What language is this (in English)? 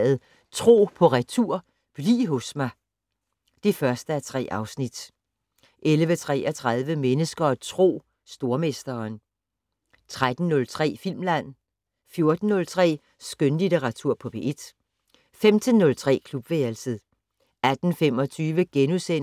Danish